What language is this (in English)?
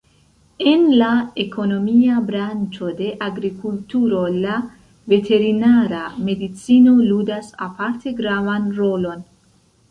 Esperanto